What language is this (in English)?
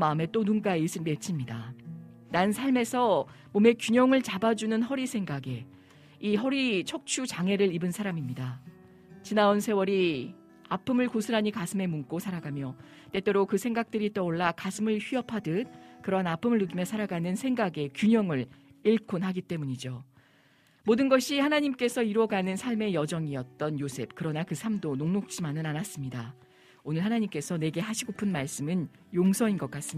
Korean